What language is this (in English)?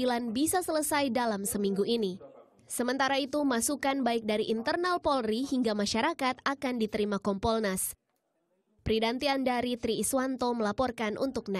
Indonesian